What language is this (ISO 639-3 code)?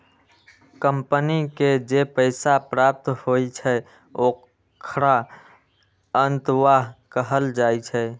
mai